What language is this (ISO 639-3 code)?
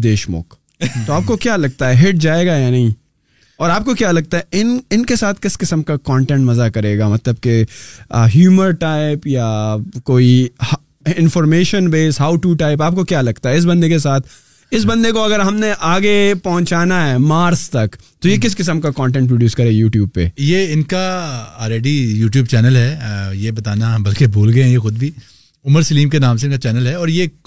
urd